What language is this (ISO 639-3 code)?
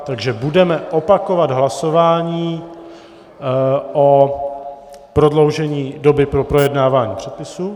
ces